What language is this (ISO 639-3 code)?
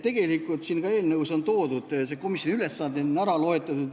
est